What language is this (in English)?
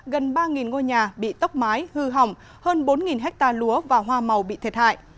Vietnamese